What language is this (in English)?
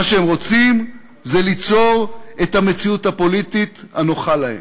Hebrew